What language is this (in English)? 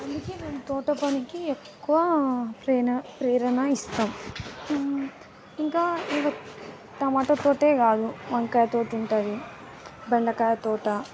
Telugu